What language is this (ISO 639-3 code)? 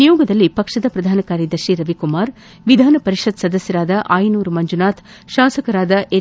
kan